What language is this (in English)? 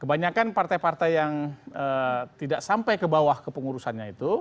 Indonesian